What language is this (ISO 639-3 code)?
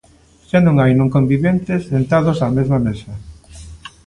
glg